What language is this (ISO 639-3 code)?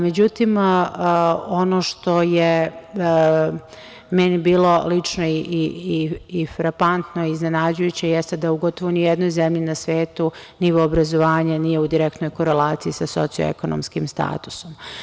srp